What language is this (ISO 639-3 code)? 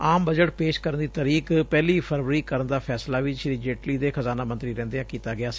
pan